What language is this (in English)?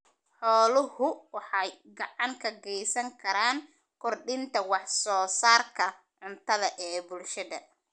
Somali